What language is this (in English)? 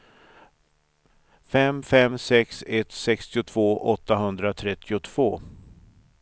Swedish